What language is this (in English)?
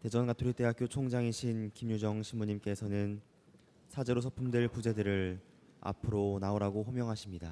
Korean